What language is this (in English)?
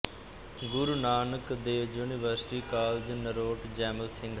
Punjabi